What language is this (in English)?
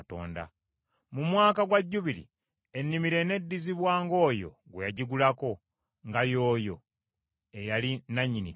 Ganda